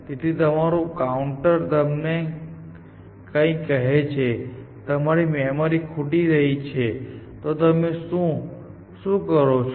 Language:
Gujarati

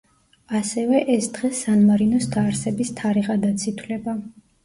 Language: Georgian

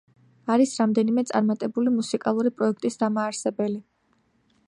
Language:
Georgian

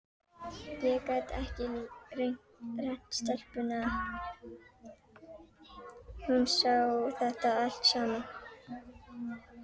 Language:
Icelandic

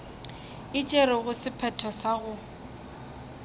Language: Northern Sotho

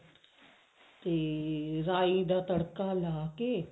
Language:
Punjabi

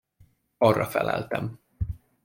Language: Hungarian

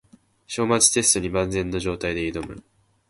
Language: Japanese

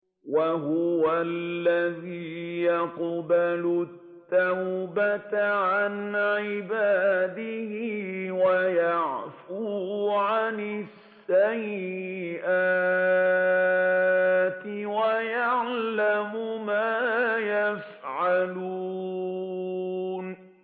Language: Arabic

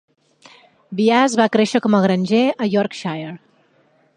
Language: Catalan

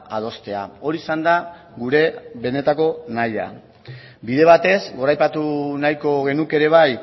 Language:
Basque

